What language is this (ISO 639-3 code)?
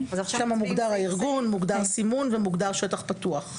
heb